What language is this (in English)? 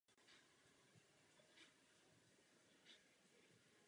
Czech